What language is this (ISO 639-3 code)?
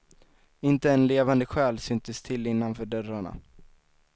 swe